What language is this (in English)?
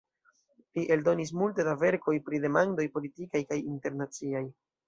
Esperanto